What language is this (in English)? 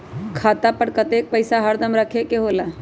Magahi